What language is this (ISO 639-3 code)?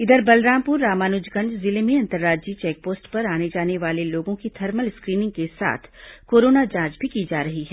hin